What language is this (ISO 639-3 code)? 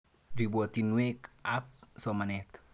kln